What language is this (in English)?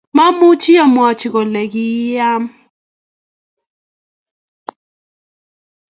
Kalenjin